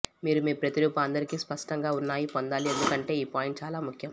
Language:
Telugu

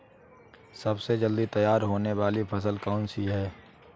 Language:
Hindi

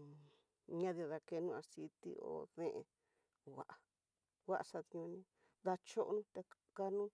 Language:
Tidaá Mixtec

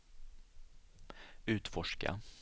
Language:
Swedish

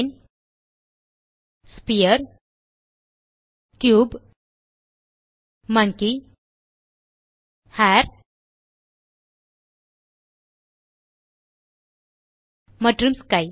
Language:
Tamil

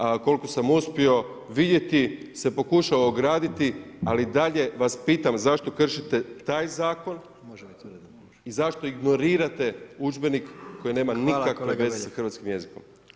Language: Croatian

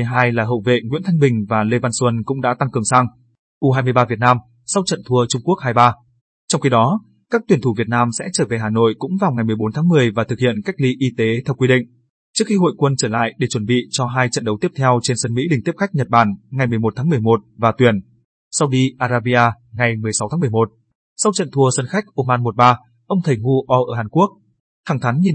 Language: Vietnamese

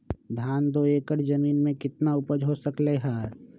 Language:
Magahi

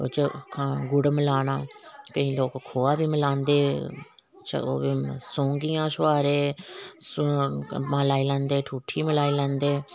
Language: Dogri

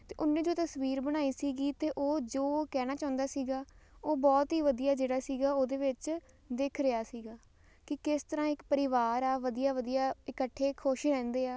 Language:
Punjabi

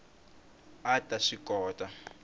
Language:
Tsonga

